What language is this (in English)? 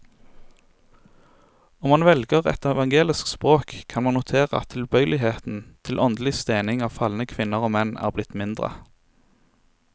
Norwegian